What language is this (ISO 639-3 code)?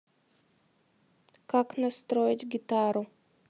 rus